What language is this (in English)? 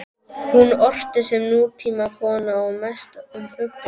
Icelandic